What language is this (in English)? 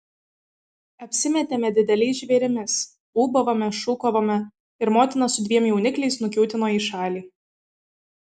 Lithuanian